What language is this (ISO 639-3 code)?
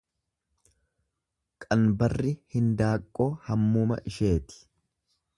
orm